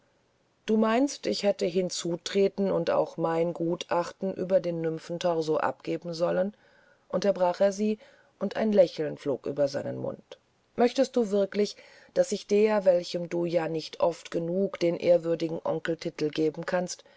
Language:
German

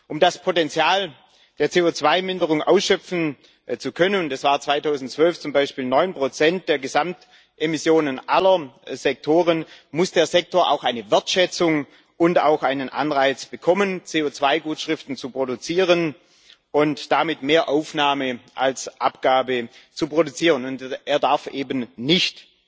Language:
German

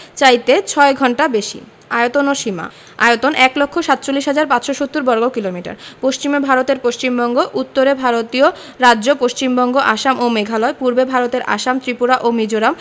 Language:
Bangla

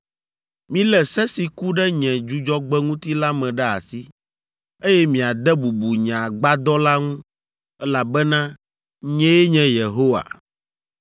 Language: Ewe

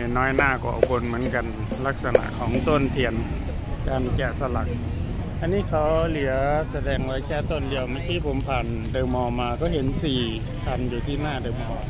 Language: Thai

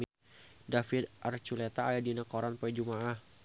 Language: Sundanese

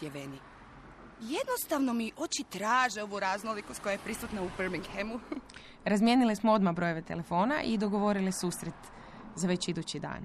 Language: Croatian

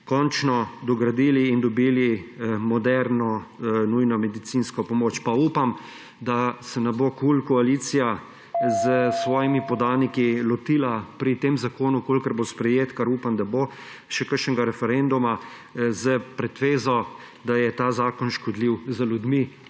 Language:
Slovenian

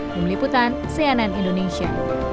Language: Indonesian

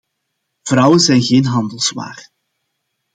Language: Dutch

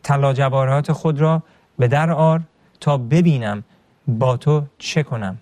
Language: Persian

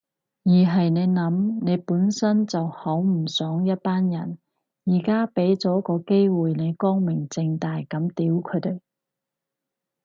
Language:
Cantonese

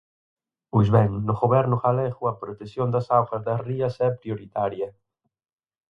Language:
Galician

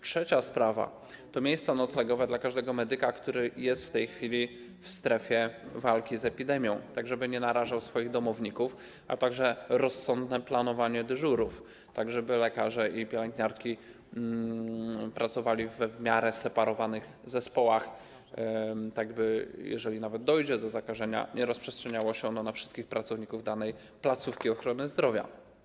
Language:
Polish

